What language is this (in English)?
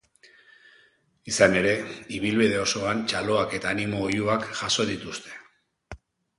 Basque